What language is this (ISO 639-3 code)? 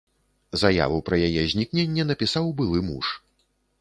bel